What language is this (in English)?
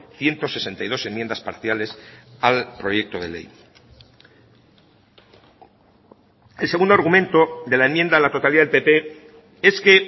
Spanish